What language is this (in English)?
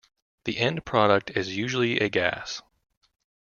English